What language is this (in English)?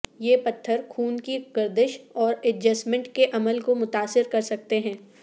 Urdu